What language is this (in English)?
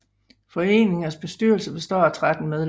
Danish